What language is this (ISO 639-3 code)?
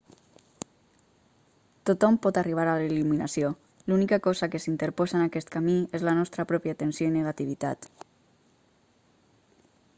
cat